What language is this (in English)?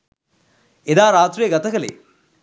Sinhala